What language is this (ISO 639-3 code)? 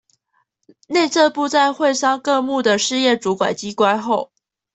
zho